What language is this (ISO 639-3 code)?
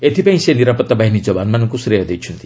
ori